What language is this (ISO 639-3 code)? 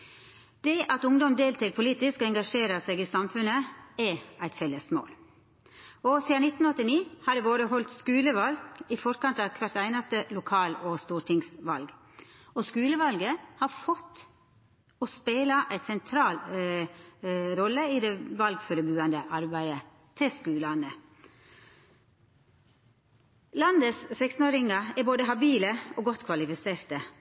nno